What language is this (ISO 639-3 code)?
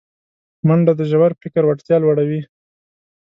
pus